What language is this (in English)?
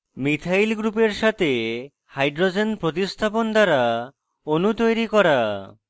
Bangla